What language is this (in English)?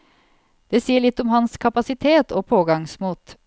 Norwegian